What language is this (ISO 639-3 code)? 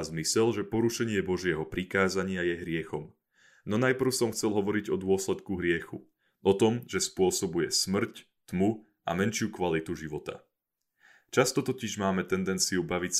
slk